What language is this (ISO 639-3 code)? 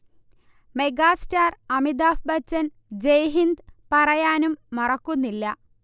mal